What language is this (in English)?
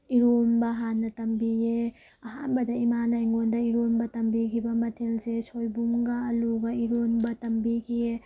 Manipuri